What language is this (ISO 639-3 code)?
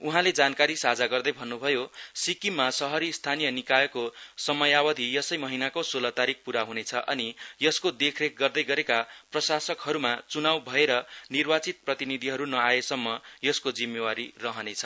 nep